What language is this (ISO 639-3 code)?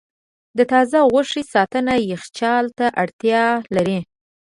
pus